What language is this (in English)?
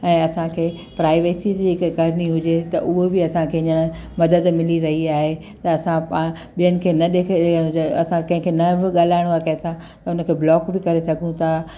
Sindhi